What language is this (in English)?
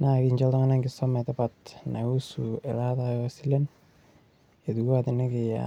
Masai